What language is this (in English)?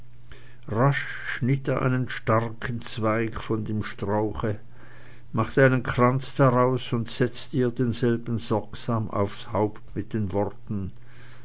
German